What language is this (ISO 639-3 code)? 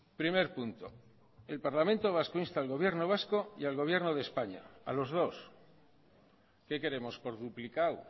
spa